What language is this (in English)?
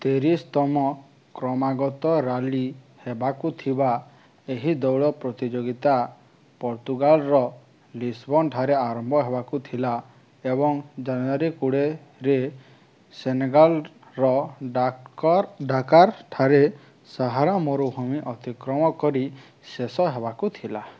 Odia